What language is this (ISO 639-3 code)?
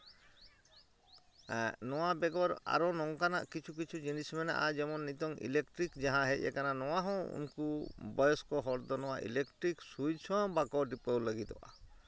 sat